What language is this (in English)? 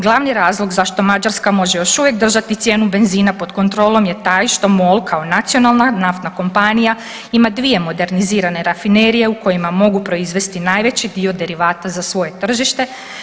Croatian